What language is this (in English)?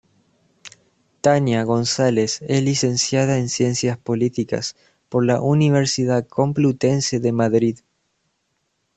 Spanish